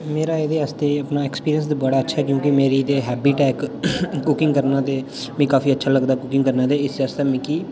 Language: Dogri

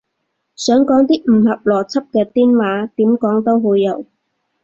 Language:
Cantonese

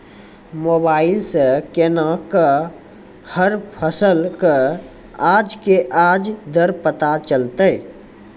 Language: Maithili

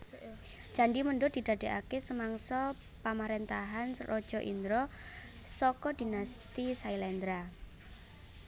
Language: Javanese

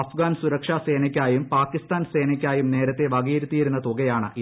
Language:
Malayalam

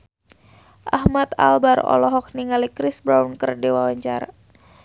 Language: Sundanese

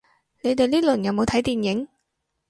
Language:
Cantonese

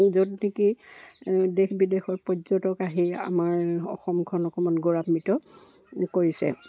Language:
Assamese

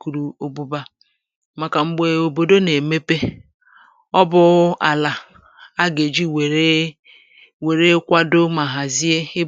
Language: Igbo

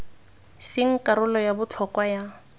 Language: Tswana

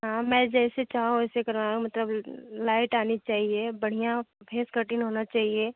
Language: Hindi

